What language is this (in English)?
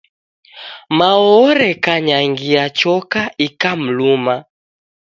Taita